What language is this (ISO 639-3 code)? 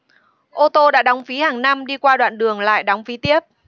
vie